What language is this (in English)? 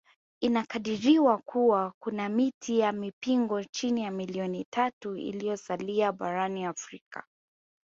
Swahili